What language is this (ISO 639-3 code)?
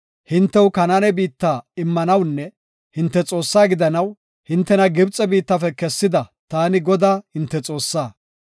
gof